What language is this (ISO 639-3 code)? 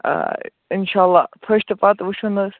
kas